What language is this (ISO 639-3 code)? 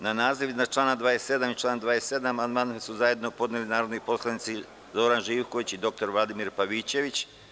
srp